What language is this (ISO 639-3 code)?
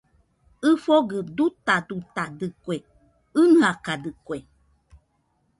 hux